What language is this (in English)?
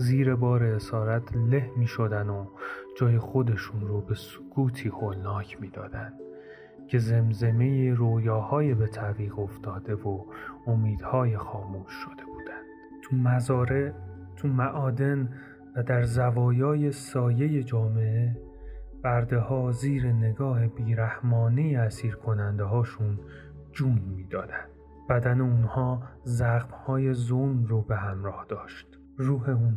Persian